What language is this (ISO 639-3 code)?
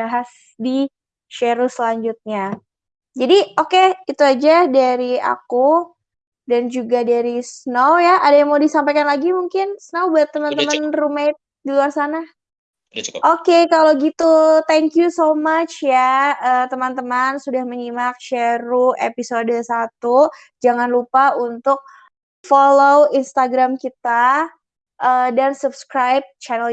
ind